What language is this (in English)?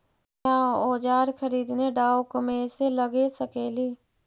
Magahi